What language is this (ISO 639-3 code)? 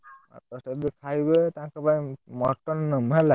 ori